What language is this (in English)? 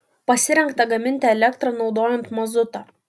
Lithuanian